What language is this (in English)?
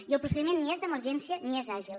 Catalan